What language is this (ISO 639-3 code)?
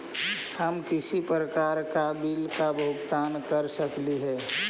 mag